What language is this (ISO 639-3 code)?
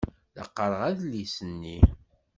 kab